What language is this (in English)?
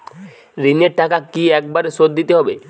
Bangla